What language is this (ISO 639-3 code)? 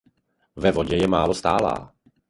ces